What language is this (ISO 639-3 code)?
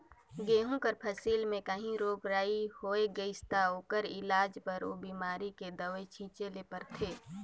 hne